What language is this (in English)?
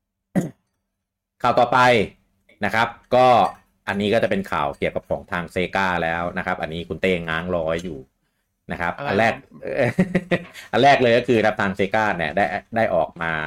Thai